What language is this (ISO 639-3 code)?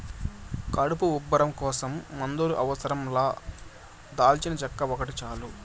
tel